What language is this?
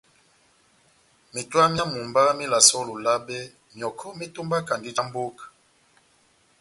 Batanga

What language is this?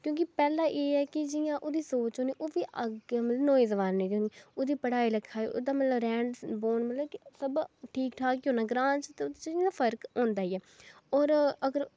Dogri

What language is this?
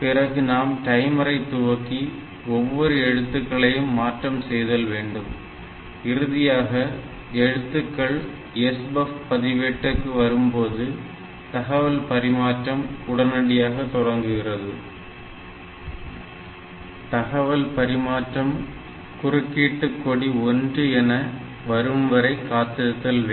Tamil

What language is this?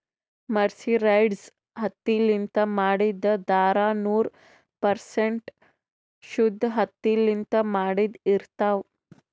Kannada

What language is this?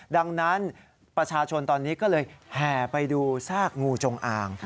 Thai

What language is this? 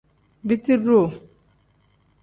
Tem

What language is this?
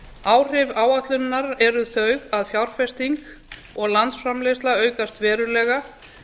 Icelandic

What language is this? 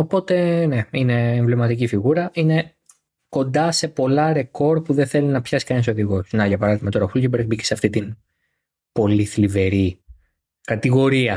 Greek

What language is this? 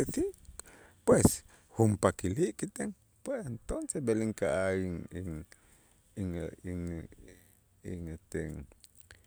Itzá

